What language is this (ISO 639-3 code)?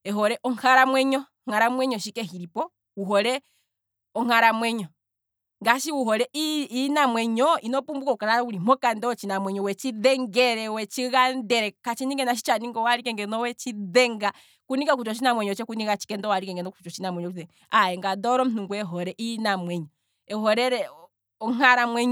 kwm